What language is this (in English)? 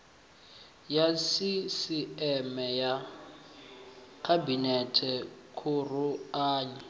Venda